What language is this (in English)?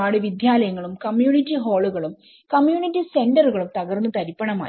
Malayalam